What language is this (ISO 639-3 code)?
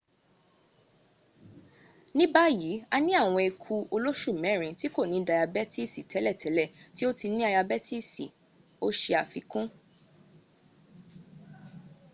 yor